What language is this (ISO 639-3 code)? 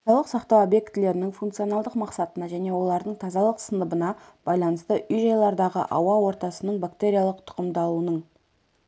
kaz